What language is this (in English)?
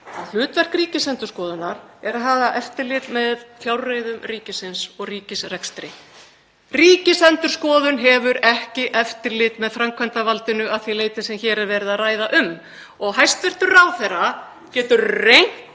Icelandic